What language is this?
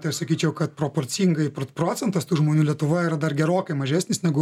Lithuanian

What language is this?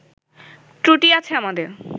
Bangla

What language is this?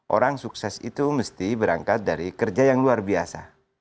Indonesian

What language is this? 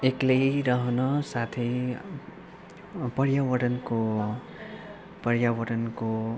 Nepali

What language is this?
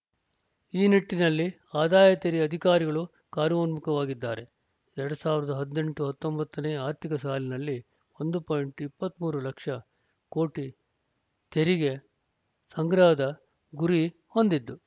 Kannada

